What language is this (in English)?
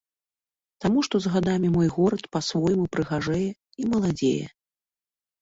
Belarusian